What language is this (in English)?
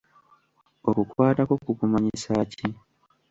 Ganda